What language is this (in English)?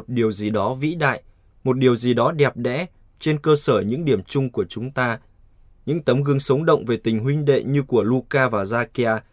Vietnamese